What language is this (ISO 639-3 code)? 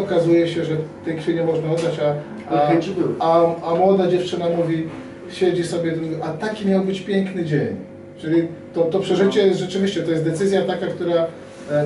pol